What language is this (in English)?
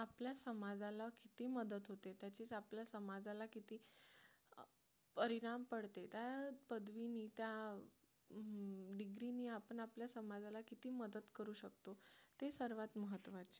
Marathi